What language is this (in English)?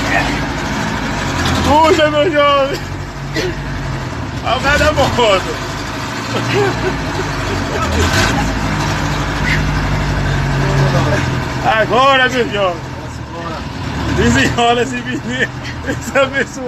Portuguese